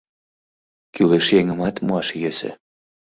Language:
Mari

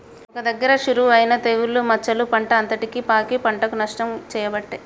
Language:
Telugu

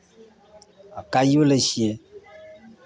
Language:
Maithili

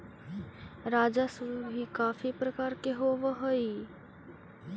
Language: Magahi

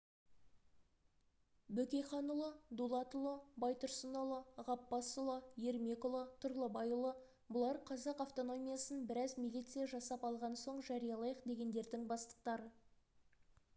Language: Kazakh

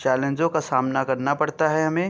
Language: Urdu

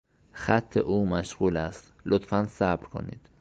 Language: Persian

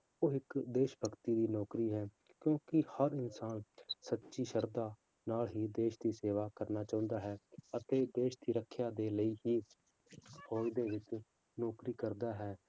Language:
Punjabi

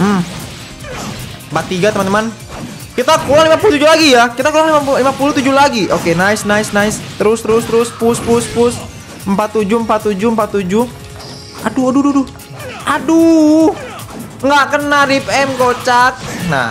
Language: Indonesian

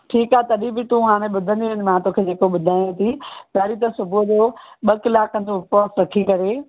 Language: Sindhi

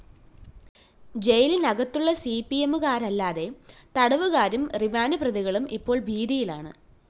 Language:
Malayalam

